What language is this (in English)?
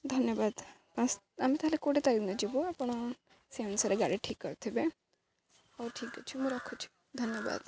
Odia